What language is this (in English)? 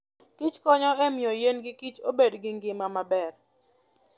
Luo (Kenya and Tanzania)